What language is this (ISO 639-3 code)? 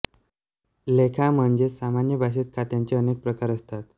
mar